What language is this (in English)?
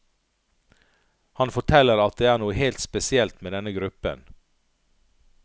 Norwegian